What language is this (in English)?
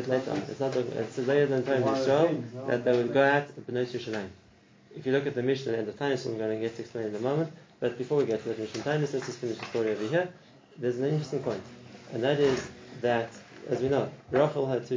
English